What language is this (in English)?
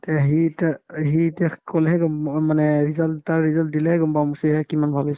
Assamese